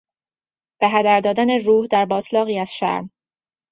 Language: Persian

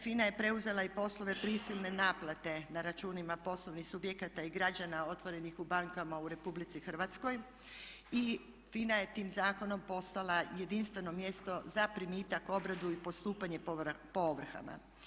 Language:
Croatian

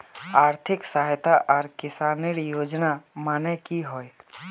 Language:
Magahi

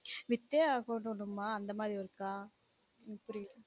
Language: Tamil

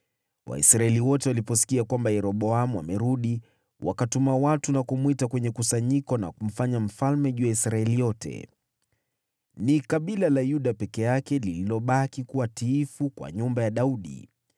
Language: Swahili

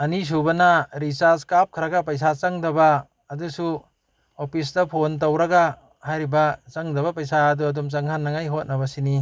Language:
Manipuri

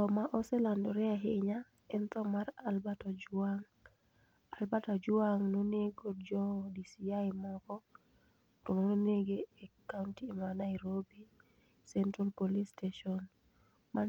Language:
Luo (Kenya and Tanzania)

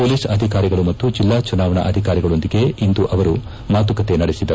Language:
Kannada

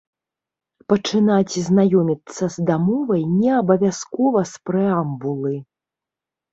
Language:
Belarusian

